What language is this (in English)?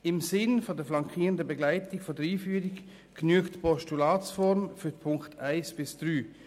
Swiss German